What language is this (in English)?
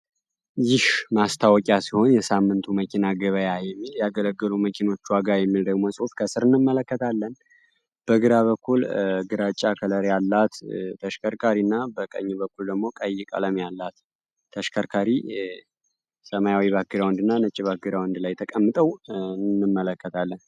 Amharic